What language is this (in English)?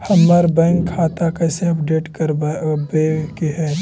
Magahi